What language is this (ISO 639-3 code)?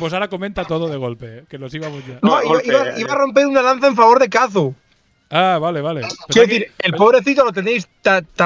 spa